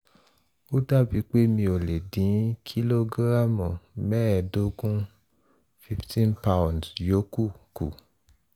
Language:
Yoruba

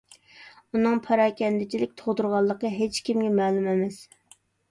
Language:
Uyghur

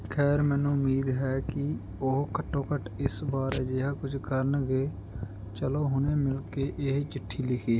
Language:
Punjabi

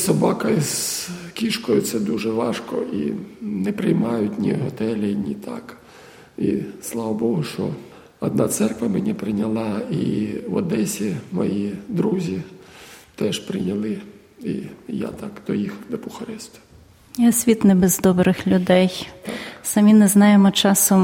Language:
Ukrainian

